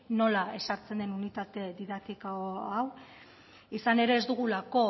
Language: Basque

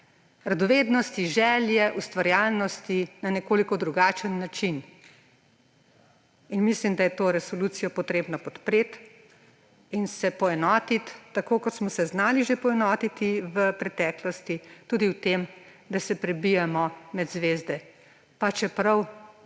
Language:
Slovenian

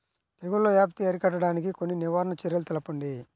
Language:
Telugu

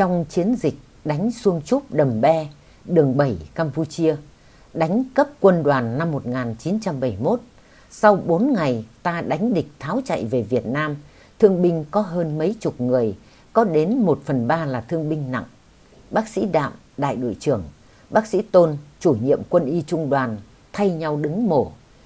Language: Vietnamese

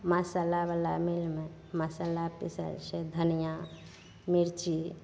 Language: Maithili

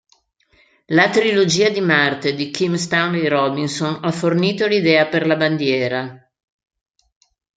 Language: Italian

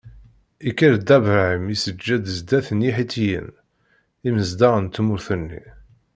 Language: Kabyle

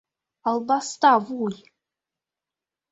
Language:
Mari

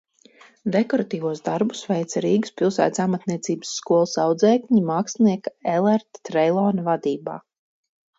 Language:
Latvian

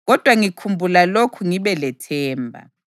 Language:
North Ndebele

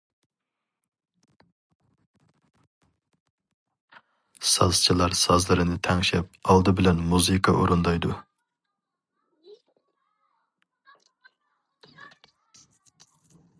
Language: Uyghur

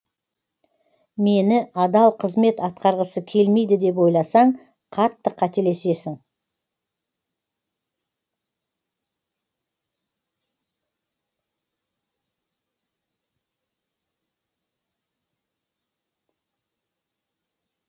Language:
Kazakh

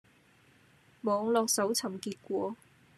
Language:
Cantonese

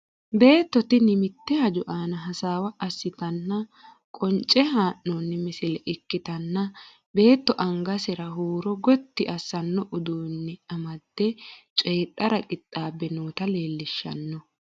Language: Sidamo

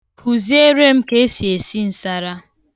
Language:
Igbo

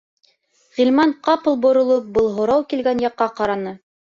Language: Bashkir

